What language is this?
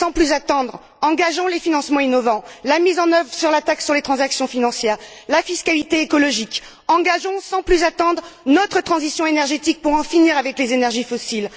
French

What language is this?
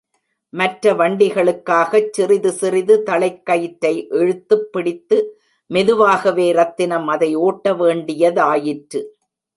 Tamil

